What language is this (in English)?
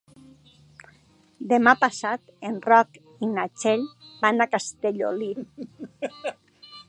Catalan